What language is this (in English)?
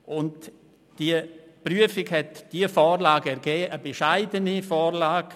Swiss German